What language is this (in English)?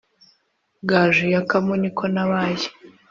Kinyarwanda